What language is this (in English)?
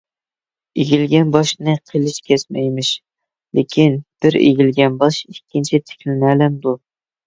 Uyghur